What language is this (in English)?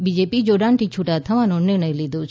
Gujarati